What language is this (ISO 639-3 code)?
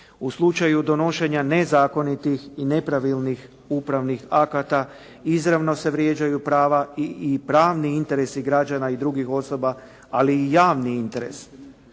hrv